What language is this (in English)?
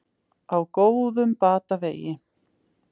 Icelandic